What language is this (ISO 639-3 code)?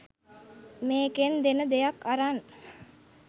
sin